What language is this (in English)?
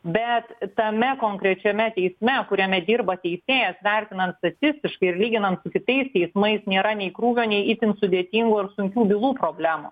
Lithuanian